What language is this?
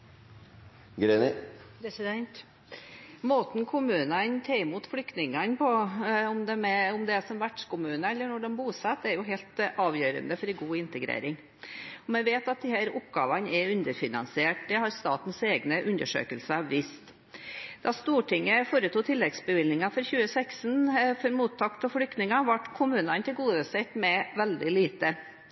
Norwegian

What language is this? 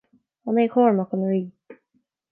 Irish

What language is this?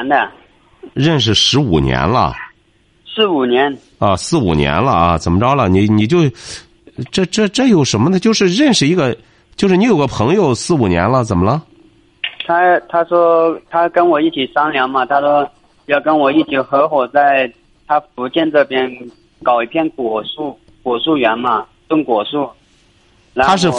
Chinese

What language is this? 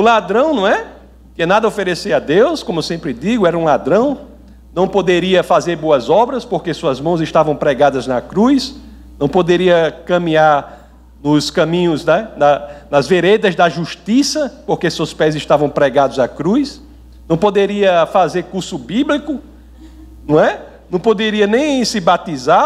Portuguese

